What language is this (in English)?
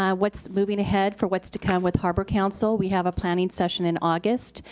English